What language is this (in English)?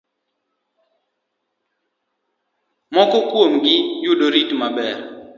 Luo (Kenya and Tanzania)